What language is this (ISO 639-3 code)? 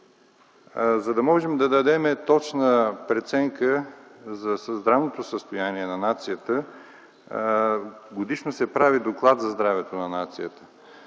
bul